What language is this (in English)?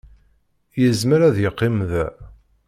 Kabyle